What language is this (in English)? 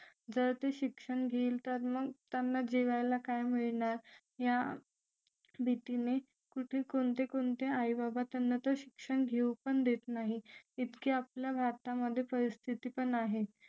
Marathi